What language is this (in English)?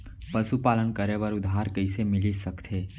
Chhattisgarhi